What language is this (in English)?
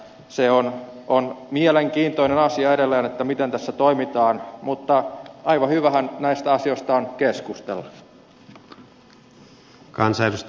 Finnish